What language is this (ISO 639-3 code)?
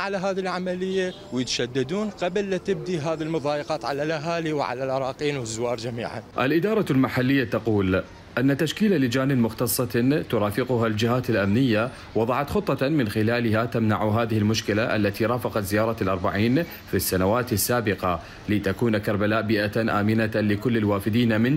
ara